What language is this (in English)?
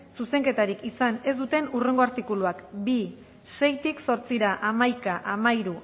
Basque